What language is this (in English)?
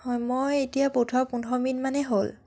Assamese